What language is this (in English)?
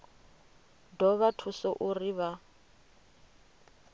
Venda